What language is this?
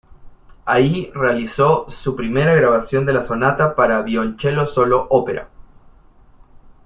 Spanish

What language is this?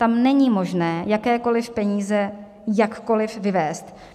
Czech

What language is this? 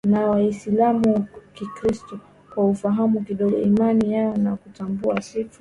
Swahili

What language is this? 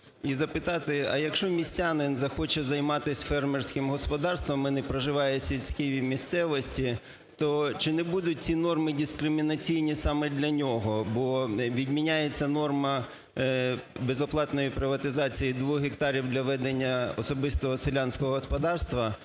Ukrainian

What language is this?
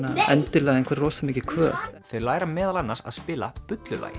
Icelandic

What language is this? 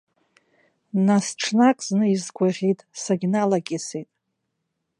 Abkhazian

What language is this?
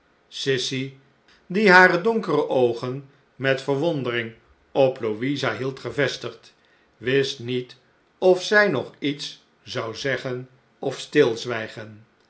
Dutch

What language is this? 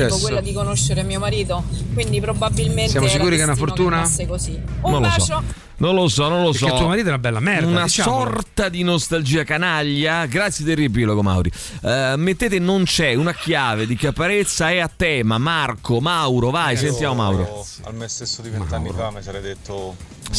Italian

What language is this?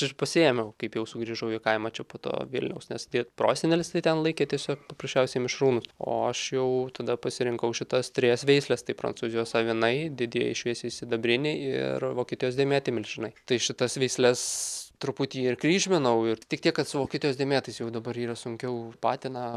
Lithuanian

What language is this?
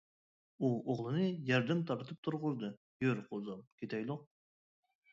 Uyghur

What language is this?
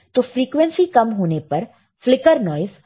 Hindi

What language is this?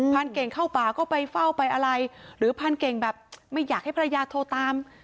Thai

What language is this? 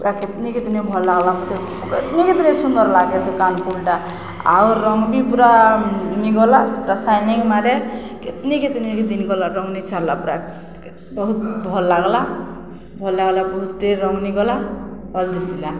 Odia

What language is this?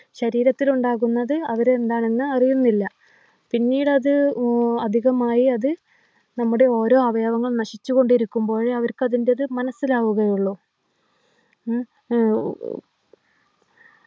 Malayalam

